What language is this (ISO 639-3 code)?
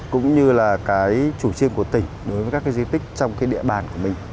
vie